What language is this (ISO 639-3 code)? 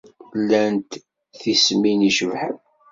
kab